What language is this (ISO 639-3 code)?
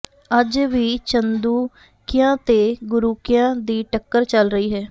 pan